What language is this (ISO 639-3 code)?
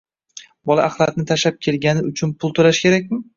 uzb